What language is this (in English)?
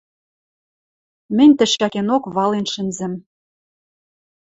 Western Mari